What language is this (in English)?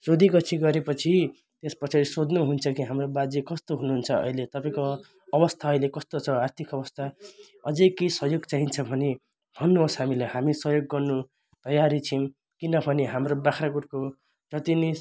Nepali